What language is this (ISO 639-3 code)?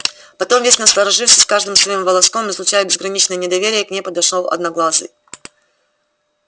rus